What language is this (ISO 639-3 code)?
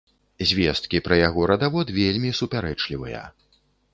bel